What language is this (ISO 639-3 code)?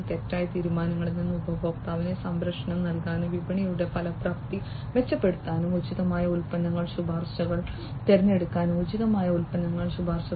mal